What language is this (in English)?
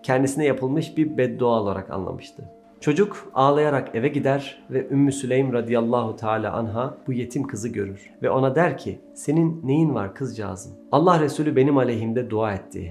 Turkish